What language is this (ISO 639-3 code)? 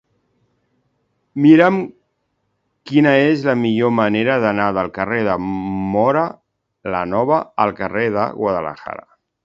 cat